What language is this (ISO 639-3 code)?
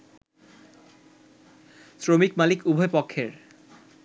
ben